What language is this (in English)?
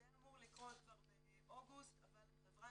Hebrew